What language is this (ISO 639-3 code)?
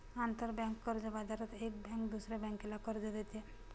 mar